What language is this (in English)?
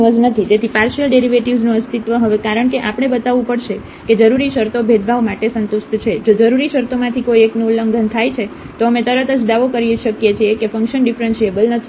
Gujarati